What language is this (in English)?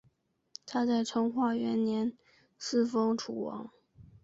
Chinese